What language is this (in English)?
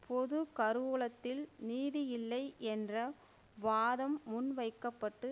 Tamil